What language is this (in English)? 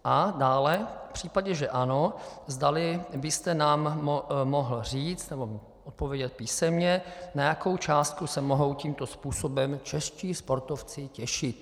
Czech